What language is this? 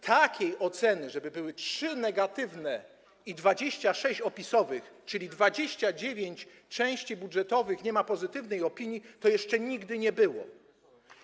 Polish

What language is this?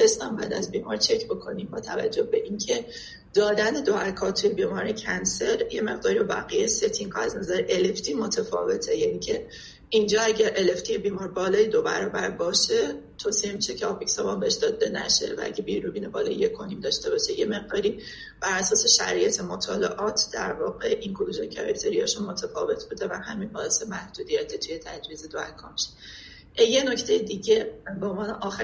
Persian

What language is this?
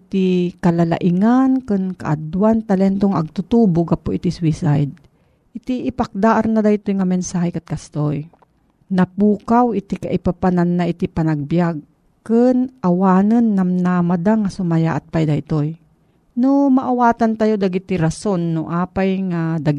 Filipino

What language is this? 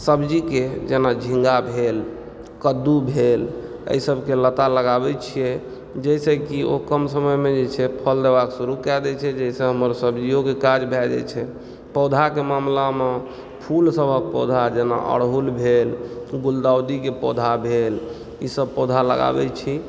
Maithili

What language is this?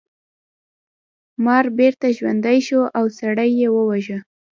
Pashto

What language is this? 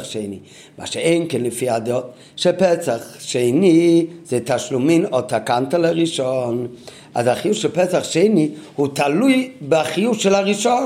Hebrew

